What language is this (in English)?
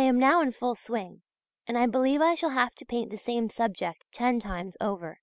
English